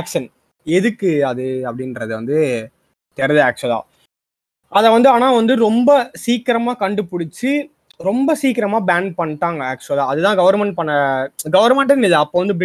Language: Tamil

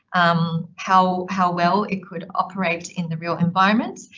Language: English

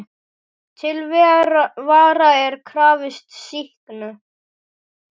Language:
Icelandic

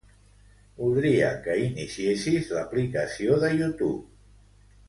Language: Catalan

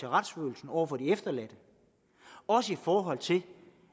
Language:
Danish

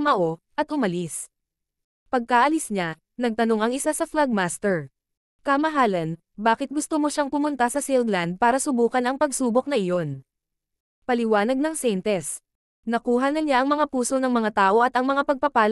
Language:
Filipino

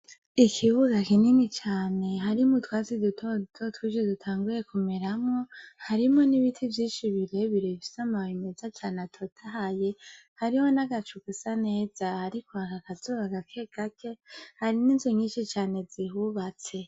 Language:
Rundi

